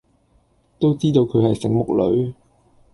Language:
Cantonese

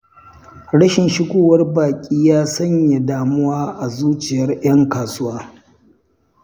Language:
Hausa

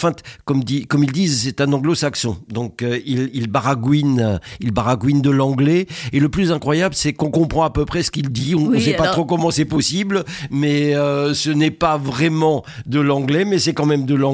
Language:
French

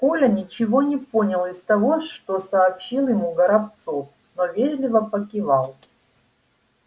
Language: Russian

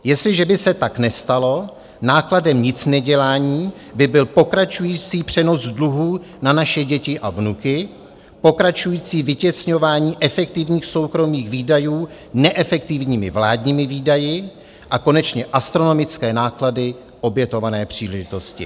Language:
Czech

